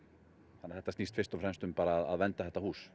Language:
Icelandic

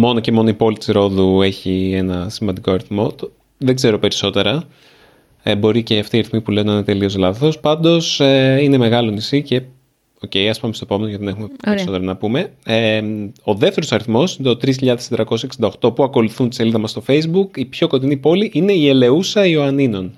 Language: Greek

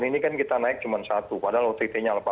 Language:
Indonesian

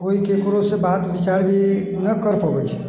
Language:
Maithili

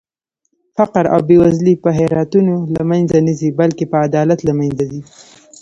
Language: Pashto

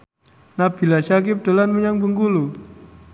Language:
Javanese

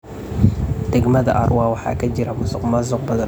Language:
Somali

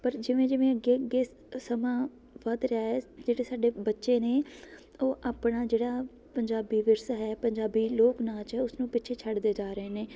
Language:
Punjabi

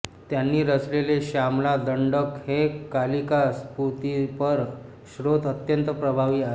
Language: Marathi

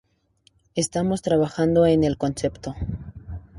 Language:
Spanish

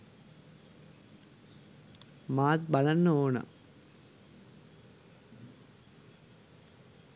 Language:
Sinhala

